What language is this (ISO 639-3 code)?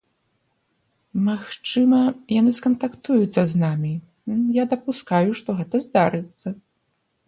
bel